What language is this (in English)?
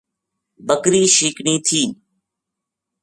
Gujari